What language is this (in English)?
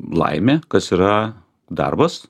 Lithuanian